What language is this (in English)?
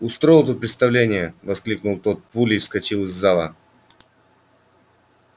Russian